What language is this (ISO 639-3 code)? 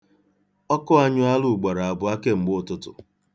ibo